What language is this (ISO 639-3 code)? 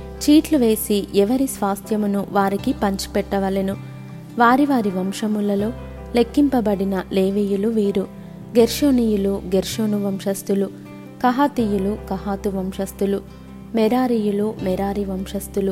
tel